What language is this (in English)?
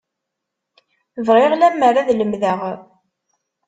Kabyle